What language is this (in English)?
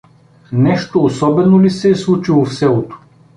Bulgarian